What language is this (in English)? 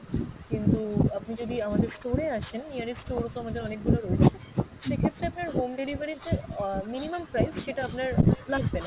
Bangla